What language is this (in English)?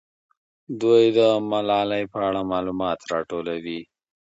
Pashto